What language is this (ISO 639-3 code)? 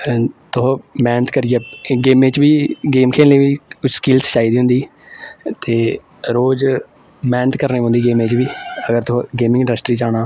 doi